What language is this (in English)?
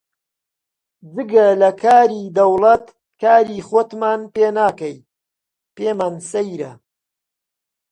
Central Kurdish